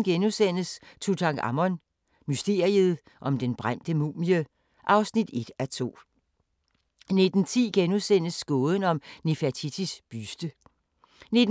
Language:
Danish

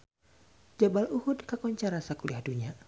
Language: Sundanese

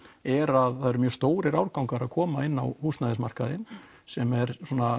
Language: Icelandic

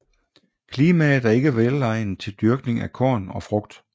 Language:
Danish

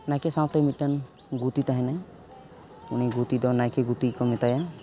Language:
Santali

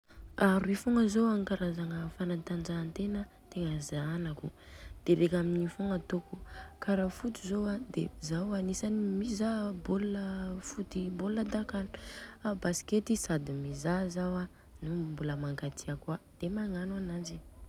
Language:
Southern Betsimisaraka Malagasy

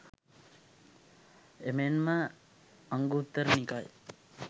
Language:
Sinhala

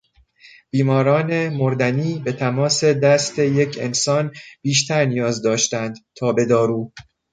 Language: Persian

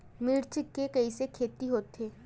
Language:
Chhattisgarhi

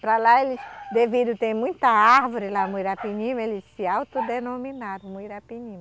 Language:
Portuguese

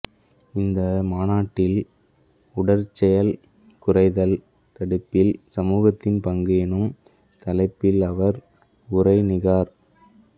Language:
Tamil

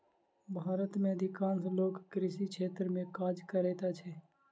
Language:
Maithili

